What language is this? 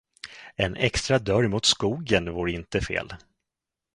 Swedish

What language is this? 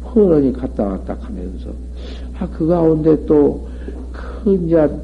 Korean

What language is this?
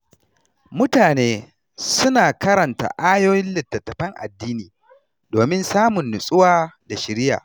Hausa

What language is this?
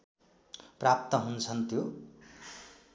Nepali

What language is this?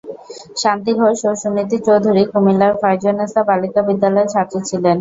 Bangla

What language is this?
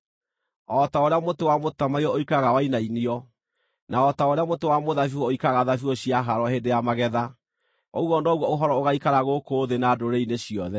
Kikuyu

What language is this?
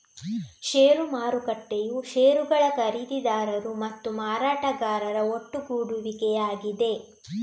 Kannada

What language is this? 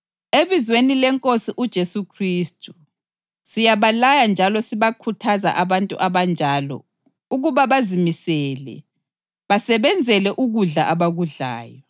North Ndebele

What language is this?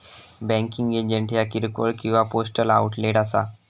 Marathi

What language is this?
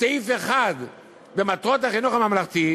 Hebrew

